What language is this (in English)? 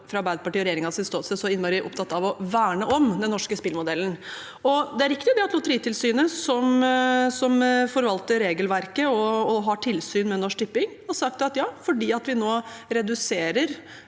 Norwegian